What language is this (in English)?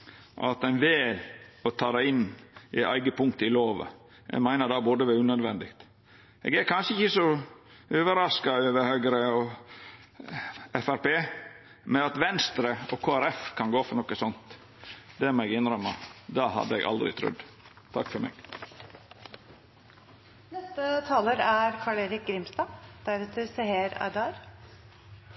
Norwegian